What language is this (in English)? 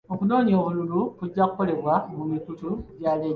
Ganda